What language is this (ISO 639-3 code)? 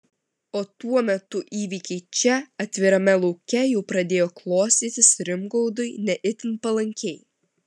lit